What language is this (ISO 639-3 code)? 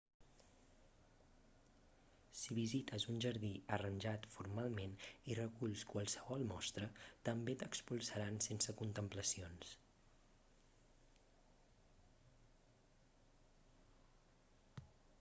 cat